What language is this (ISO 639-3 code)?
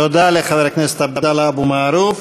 heb